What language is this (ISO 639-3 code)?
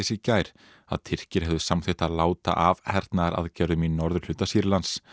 isl